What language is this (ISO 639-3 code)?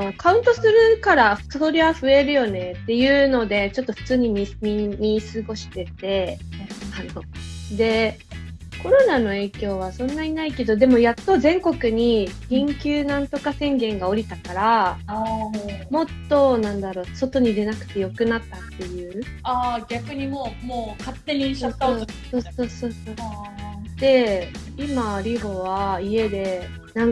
jpn